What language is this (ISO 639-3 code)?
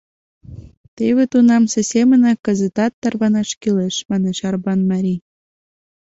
chm